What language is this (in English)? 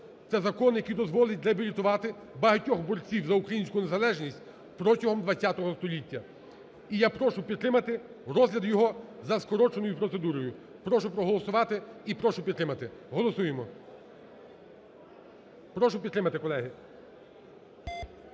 Ukrainian